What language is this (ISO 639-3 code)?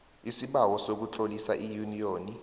nbl